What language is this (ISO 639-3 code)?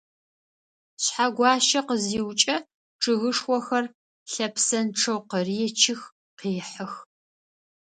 ady